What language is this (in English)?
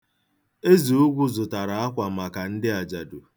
Igbo